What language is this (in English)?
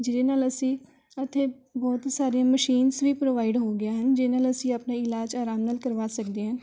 Punjabi